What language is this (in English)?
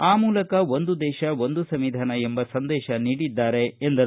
Kannada